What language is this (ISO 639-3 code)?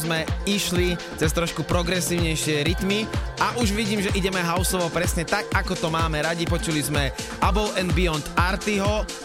slk